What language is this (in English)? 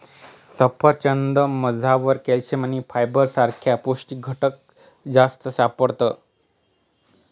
Marathi